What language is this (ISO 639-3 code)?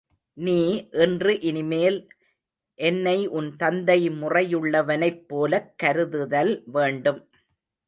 tam